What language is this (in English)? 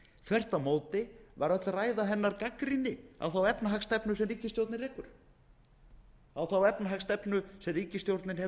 Icelandic